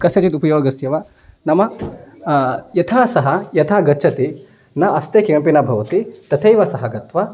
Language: Sanskrit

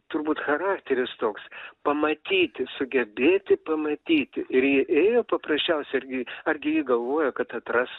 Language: Lithuanian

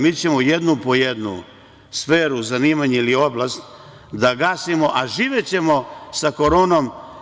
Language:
Serbian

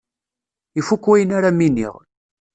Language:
Kabyle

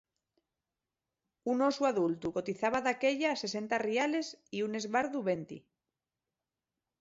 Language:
Asturian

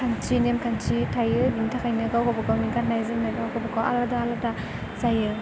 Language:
Bodo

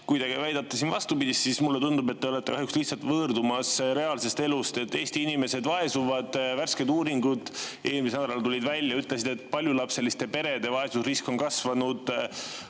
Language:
Estonian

